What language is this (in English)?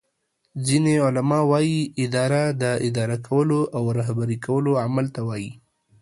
Pashto